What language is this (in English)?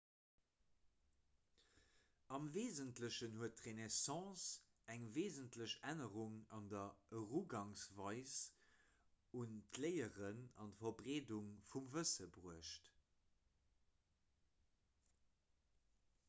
Luxembourgish